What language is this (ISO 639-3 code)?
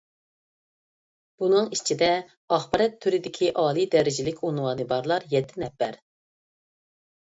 uig